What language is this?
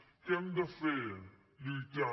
Catalan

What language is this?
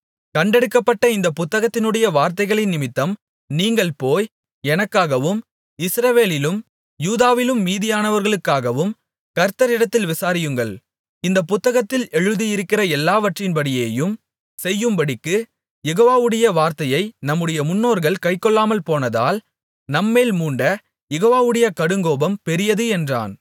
Tamil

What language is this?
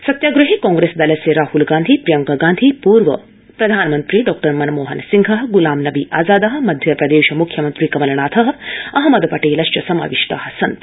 Sanskrit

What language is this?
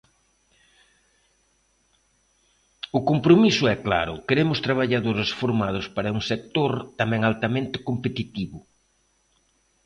Galician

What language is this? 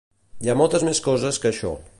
Catalan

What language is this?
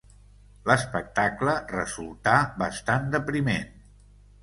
Catalan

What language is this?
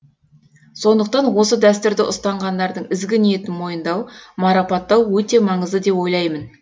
Kazakh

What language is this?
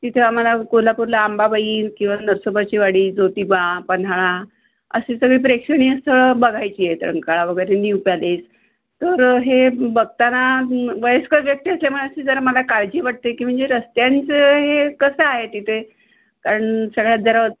Marathi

